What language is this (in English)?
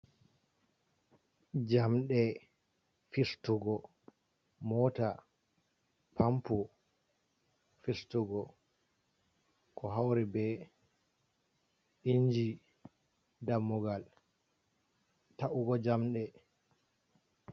Fula